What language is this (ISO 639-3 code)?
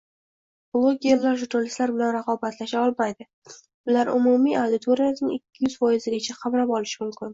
uzb